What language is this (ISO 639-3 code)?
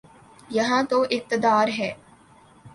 urd